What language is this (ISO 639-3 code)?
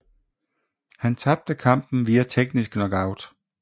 dan